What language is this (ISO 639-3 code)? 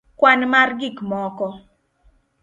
luo